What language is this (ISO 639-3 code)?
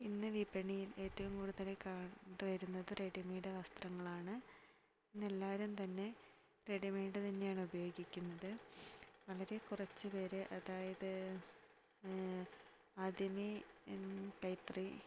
mal